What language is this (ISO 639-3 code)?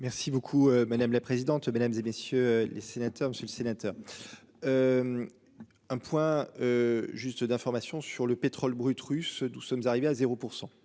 fra